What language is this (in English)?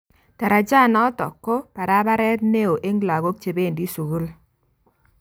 Kalenjin